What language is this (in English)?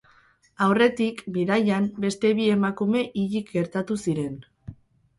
Basque